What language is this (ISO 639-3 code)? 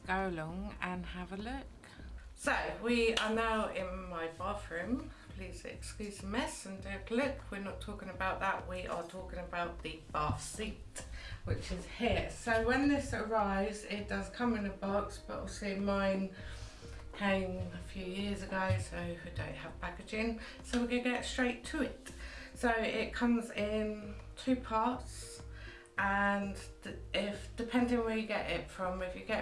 eng